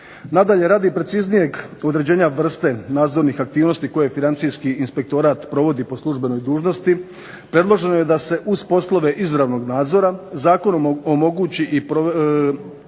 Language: Croatian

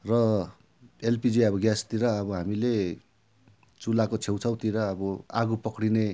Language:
Nepali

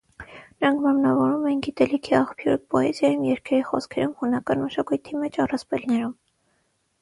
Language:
Armenian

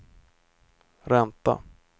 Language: Swedish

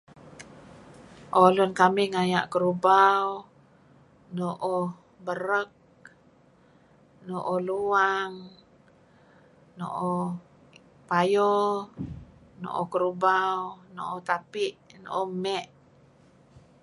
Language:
Kelabit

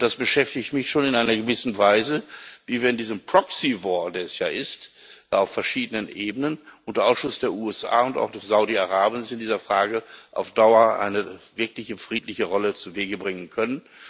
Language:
German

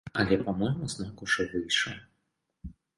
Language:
Belarusian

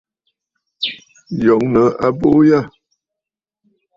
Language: Bafut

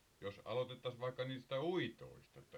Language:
Finnish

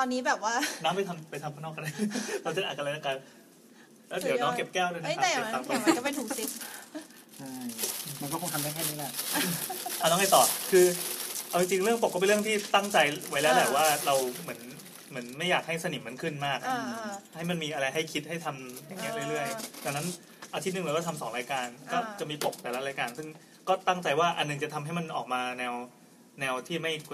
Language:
Thai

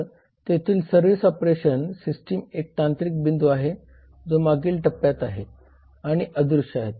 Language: Marathi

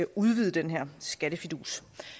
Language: Danish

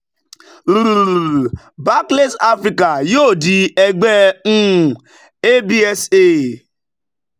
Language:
Yoruba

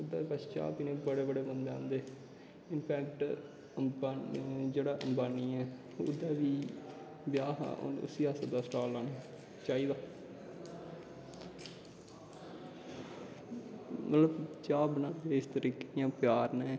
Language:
Dogri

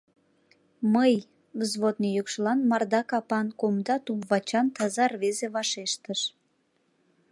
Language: Mari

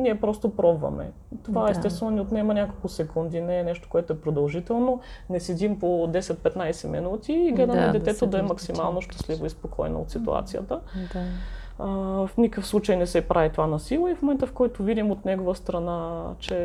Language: Bulgarian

